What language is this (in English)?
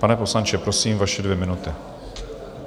Czech